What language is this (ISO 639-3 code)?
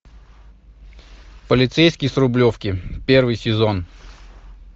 rus